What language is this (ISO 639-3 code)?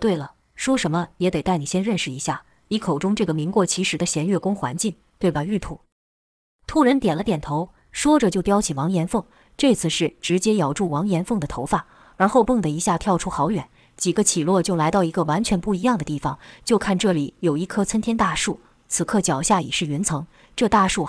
zho